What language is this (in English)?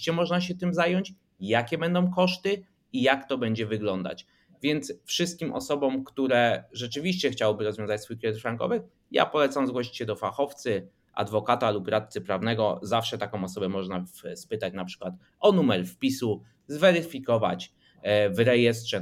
Polish